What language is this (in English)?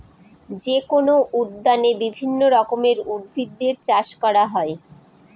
Bangla